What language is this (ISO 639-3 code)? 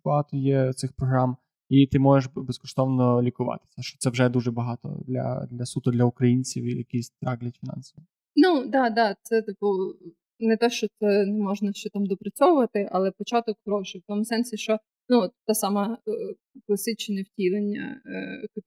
ukr